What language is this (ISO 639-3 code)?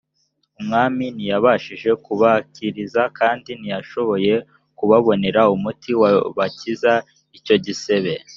kin